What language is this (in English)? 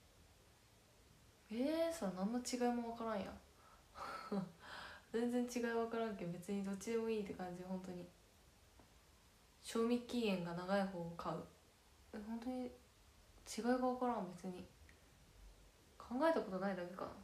Japanese